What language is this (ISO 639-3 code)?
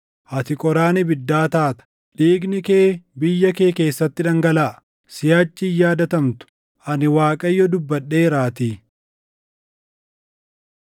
orm